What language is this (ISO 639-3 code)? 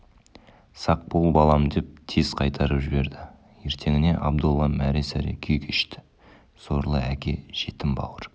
kaz